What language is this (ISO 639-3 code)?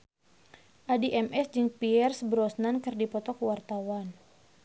sun